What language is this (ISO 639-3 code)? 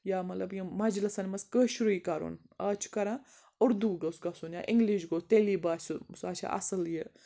kas